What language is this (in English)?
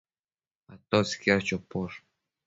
Matsés